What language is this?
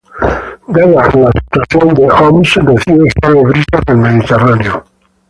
Spanish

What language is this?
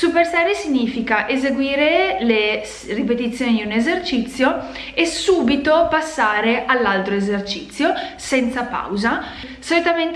Italian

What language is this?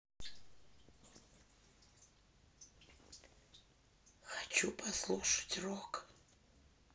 Russian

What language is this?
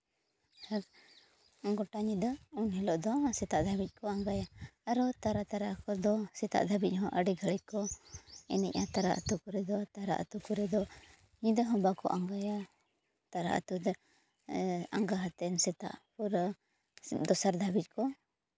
Santali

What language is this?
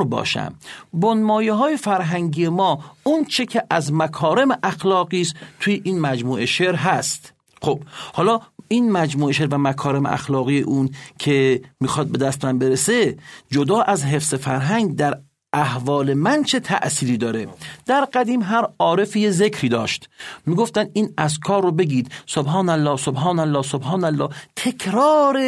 Persian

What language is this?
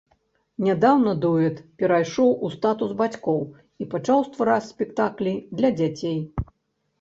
Belarusian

